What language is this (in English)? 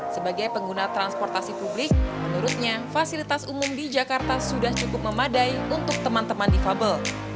Indonesian